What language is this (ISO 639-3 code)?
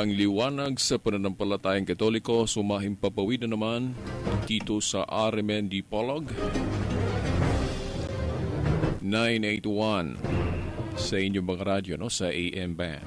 fil